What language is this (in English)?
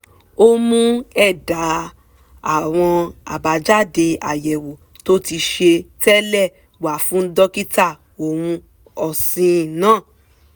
Yoruba